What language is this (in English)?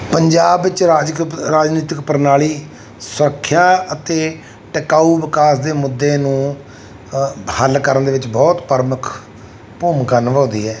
Punjabi